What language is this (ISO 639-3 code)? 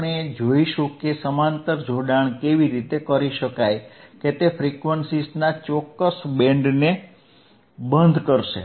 guj